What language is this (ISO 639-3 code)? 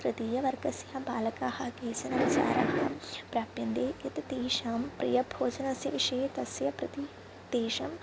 san